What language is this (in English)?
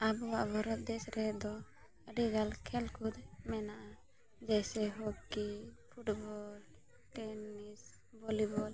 Santali